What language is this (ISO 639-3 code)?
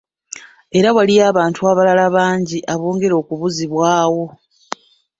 lug